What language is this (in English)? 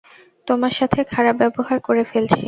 Bangla